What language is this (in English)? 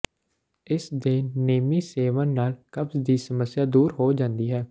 Punjabi